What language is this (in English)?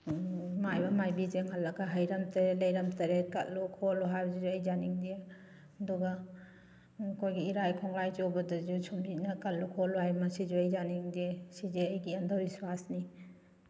Manipuri